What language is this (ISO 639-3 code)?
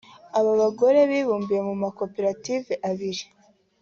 kin